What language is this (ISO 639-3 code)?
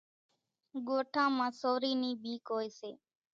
gjk